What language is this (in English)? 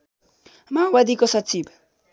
Nepali